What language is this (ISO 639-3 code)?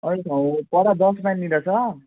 nep